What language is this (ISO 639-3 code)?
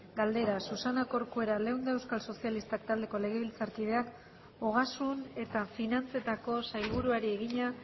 eus